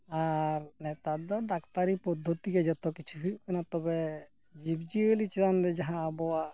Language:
Santali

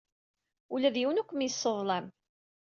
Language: Kabyle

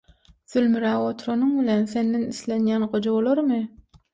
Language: Turkmen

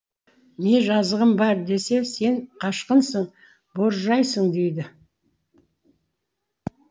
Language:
Kazakh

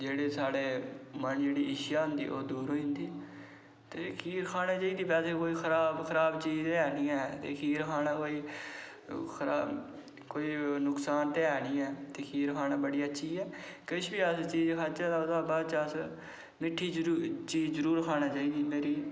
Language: Dogri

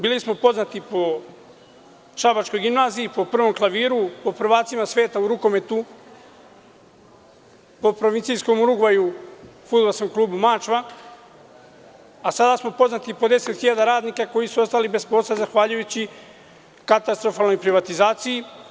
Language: Serbian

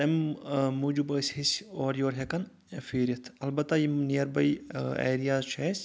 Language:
Kashmiri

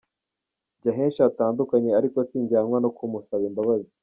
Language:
Kinyarwanda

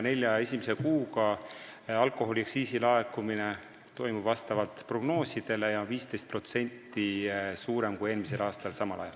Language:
Estonian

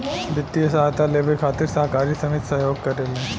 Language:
Bhojpuri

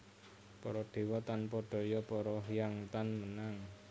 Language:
Javanese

